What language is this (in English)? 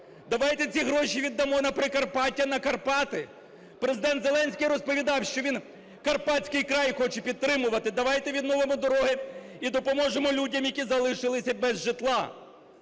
Ukrainian